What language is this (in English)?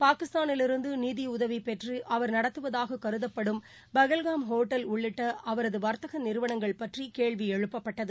Tamil